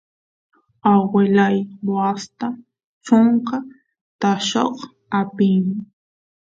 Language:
Santiago del Estero Quichua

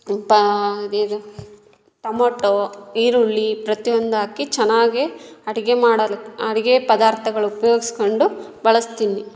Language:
Kannada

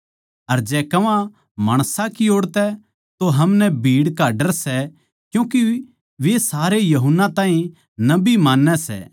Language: Haryanvi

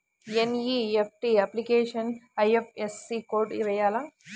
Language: Telugu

